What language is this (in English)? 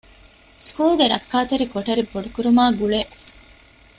Divehi